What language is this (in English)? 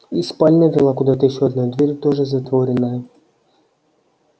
Russian